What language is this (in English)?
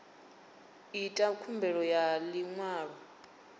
Venda